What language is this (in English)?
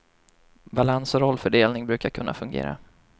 Swedish